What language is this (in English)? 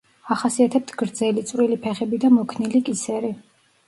Georgian